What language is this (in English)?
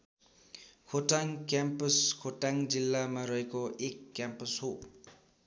Nepali